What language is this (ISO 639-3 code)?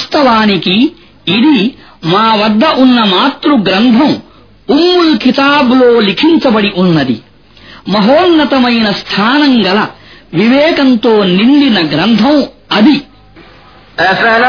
ara